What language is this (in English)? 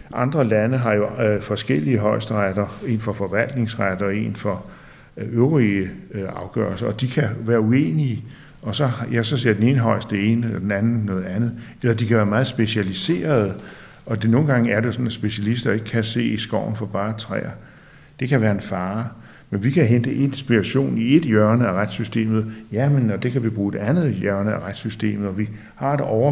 Danish